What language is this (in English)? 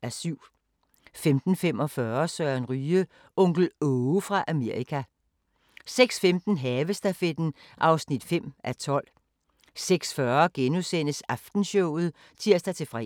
Danish